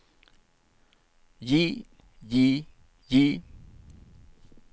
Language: Norwegian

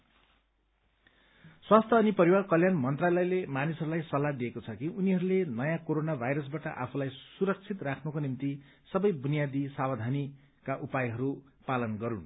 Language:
Nepali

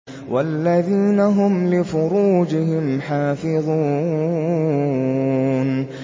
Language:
Arabic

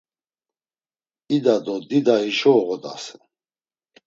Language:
Laz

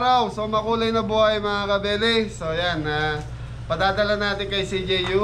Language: Filipino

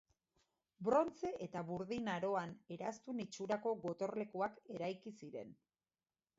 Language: Basque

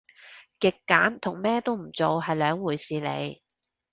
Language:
Cantonese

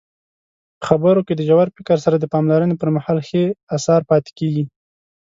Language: Pashto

